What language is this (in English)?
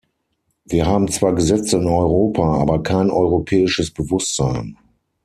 German